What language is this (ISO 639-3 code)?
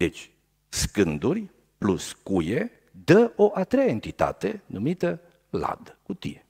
ron